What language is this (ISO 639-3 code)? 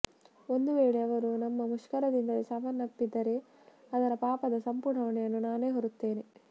kan